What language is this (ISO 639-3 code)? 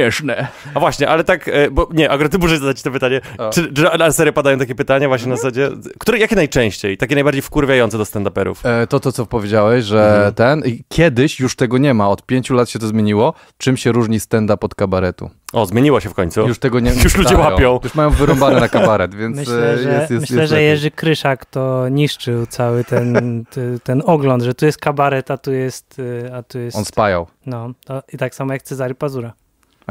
pol